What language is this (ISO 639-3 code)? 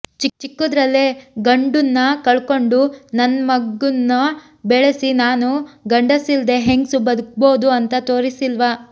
kan